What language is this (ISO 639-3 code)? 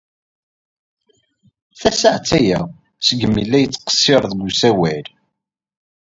kab